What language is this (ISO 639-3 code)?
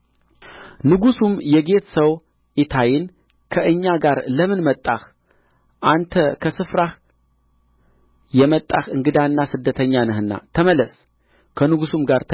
amh